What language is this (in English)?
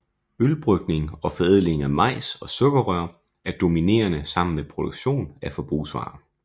Danish